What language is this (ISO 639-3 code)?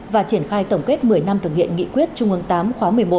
vie